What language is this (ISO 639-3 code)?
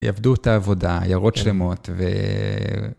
heb